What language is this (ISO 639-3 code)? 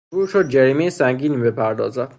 fas